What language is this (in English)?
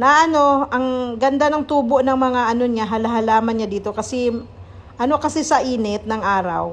Filipino